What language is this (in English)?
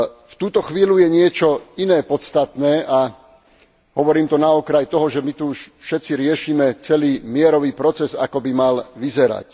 Slovak